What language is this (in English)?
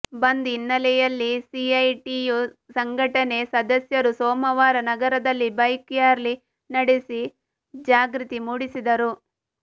Kannada